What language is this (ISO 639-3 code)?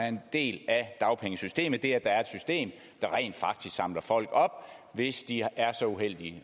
dan